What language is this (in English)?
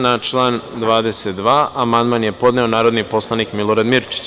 Serbian